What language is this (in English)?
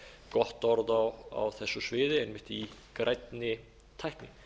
Icelandic